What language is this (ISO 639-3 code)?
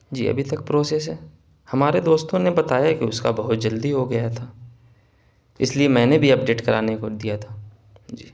urd